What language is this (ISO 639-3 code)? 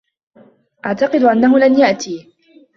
ara